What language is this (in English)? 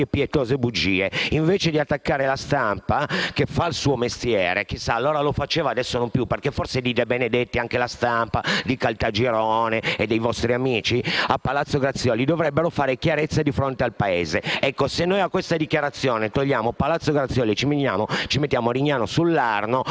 Italian